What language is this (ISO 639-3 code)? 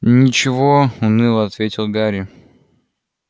rus